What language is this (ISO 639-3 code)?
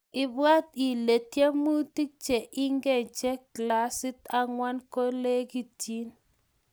kln